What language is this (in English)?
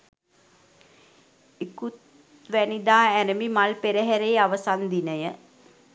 Sinhala